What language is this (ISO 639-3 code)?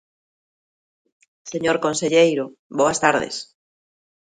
glg